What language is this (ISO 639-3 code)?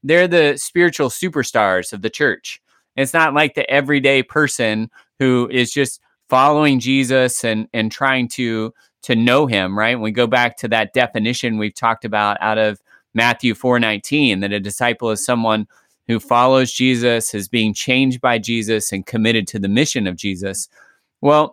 eng